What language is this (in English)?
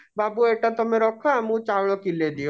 Odia